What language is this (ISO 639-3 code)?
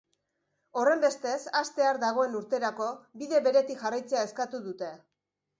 eus